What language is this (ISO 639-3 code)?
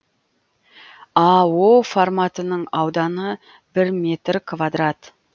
kaz